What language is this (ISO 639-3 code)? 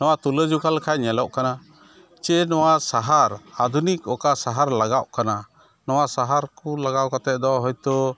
sat